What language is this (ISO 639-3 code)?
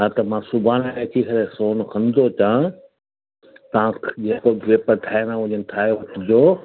snd